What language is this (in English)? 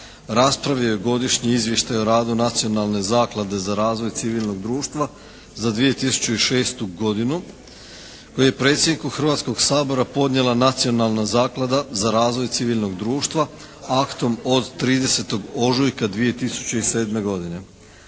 Croatian